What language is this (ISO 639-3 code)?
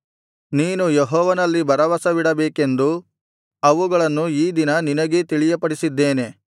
kan